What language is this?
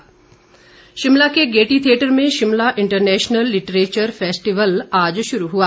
Hindi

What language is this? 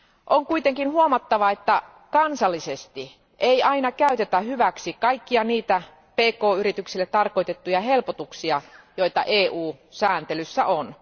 Finnish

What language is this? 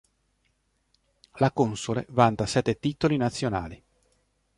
Italian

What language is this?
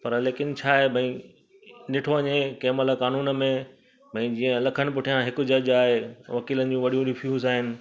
Sindhi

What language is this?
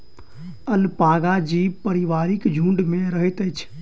Maithili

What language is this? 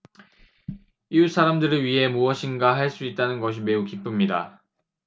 Korean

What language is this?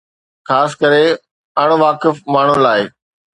Sindhi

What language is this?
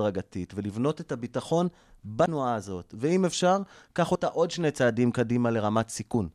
Hebrew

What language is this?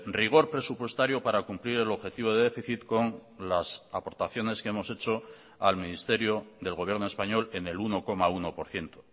Spanish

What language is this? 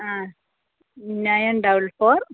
Malayalam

